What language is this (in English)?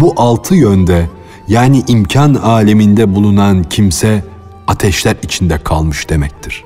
Turkish